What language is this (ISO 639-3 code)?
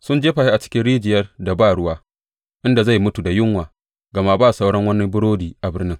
hau